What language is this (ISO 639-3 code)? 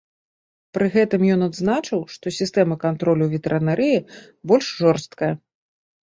bel